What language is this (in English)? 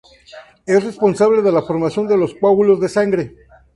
Spanish